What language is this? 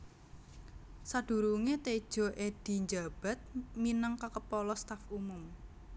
Javanese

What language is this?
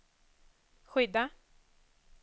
Swedish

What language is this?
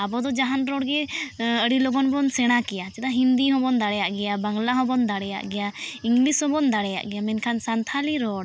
Santali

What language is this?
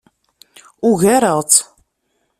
Kabyle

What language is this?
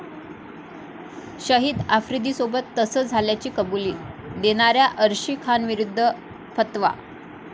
Marathi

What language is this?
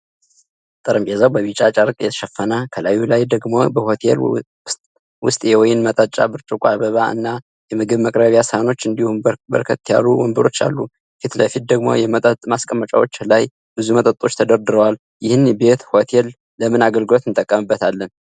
Amharic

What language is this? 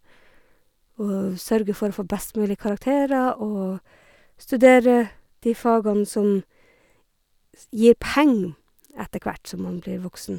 Norwegian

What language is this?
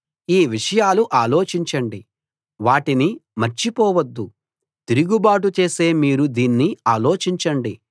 Telugu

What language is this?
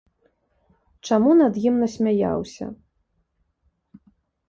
Belarusian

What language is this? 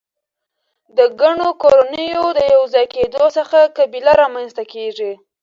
Pashto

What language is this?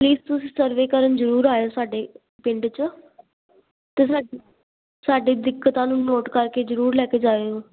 Punjabi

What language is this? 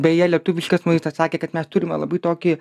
Lithuanian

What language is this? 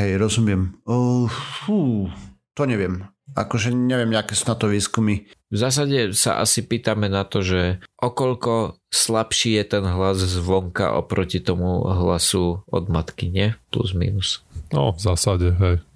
Slovak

